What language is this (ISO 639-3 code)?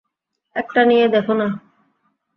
ben